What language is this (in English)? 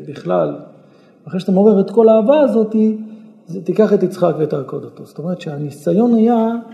Hebrew